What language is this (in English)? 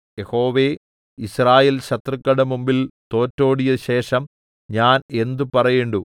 Malayalam